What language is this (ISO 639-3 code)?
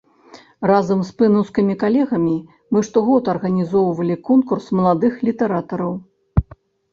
bel